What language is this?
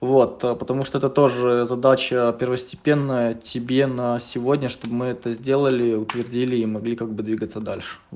Russian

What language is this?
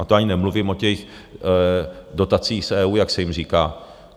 Czech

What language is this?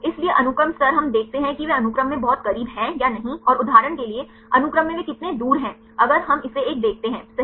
Hindi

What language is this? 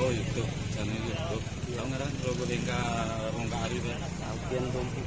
Indonesian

